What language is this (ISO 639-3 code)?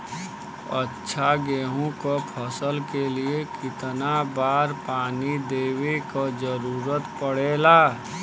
bho